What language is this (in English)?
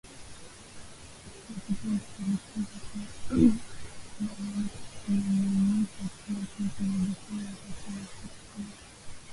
Swahili